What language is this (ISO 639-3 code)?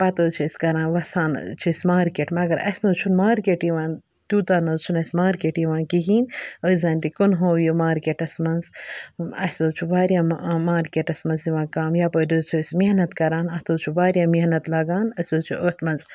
kas